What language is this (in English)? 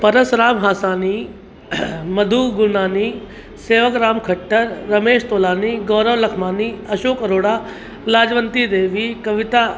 Sindhi